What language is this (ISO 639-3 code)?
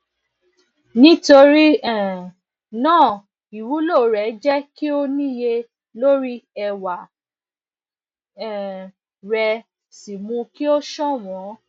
yor